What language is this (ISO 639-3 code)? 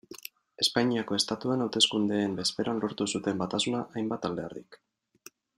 eus